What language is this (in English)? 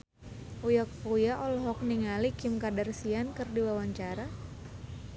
Sundanese